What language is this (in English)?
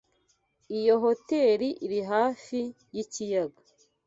Kinyarwanda